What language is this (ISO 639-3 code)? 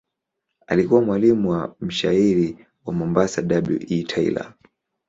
swa